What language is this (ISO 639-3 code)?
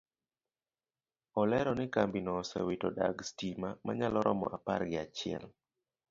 luo